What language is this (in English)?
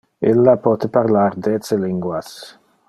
Interlingua